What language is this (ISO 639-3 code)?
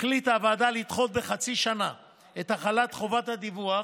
heb